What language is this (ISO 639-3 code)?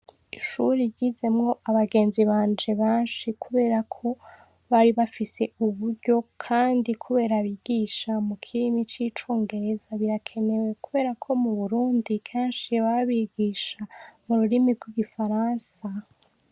run